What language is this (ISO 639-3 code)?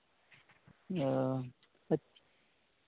sat